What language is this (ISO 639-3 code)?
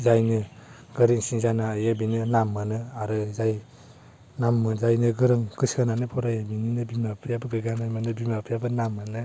brx